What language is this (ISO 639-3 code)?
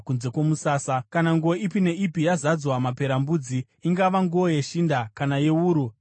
sna